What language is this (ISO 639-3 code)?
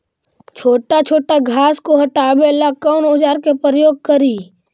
mag